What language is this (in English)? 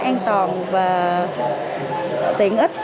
Vietnamese